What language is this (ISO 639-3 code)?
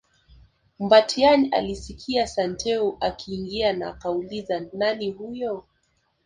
swa